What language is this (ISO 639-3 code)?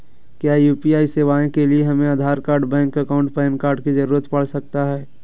mag